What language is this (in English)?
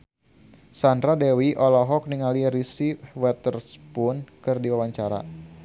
Sundanese